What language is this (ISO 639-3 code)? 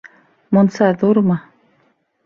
bak